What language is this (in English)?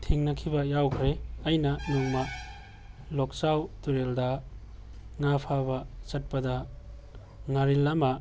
Manipuri